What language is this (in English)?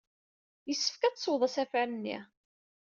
Kabyle